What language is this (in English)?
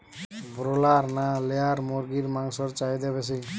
Bangla